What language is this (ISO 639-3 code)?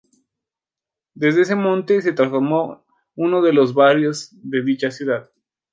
spa